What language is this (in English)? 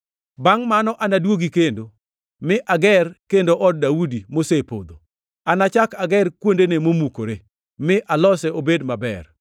Luo (Kenya and Tanzania)